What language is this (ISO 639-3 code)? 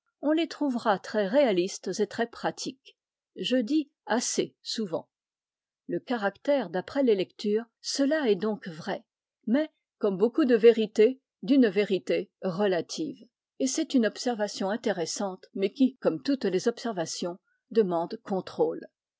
fra